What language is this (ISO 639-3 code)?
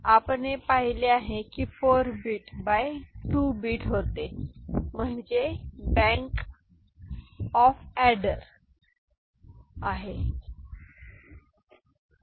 mar